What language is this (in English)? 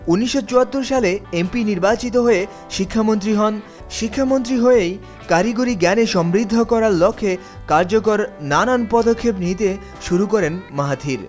Bangla